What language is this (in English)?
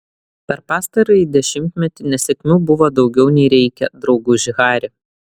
Lithuanian